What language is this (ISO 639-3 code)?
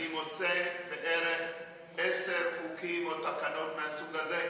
heb